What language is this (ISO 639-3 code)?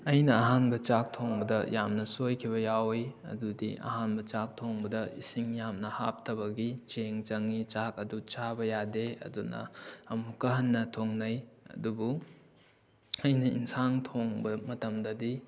mni